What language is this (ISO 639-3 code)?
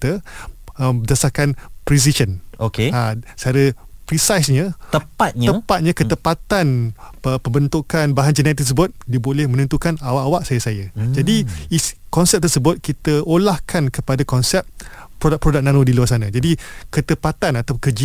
msa